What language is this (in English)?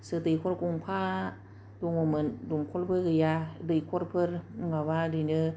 Bodo